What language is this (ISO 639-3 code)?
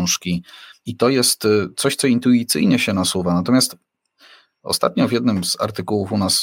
pol